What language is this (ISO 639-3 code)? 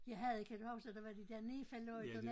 dan